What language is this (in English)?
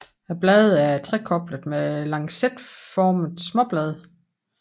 Danish